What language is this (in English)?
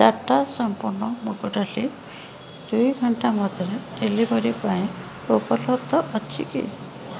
Odia